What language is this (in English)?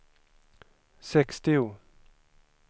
Swedish